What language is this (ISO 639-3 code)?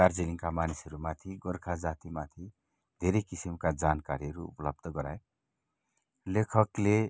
nep